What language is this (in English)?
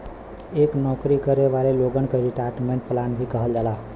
Bhojpuri